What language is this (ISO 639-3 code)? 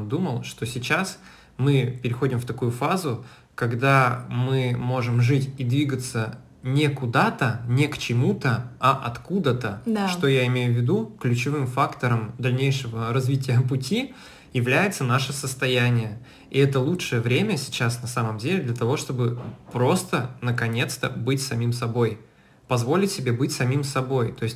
rus